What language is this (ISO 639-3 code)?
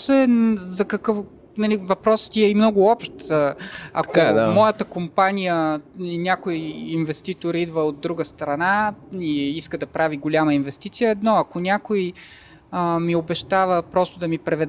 bul